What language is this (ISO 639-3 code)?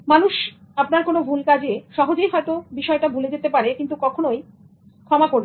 ben